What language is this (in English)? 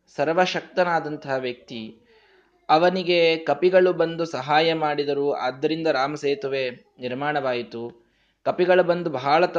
Kannada